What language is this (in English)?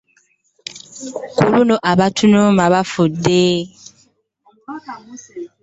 Ganda